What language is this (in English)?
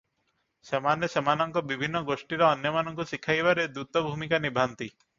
Odia